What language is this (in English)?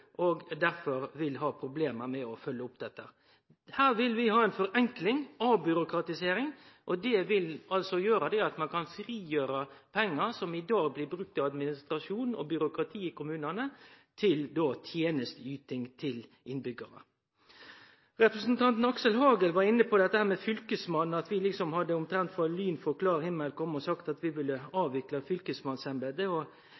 Norwegian Nynorsk